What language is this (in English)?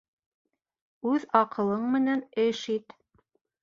Bashkir